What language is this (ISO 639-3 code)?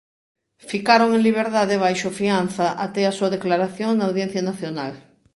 glg